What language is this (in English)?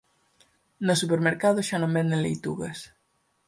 Galician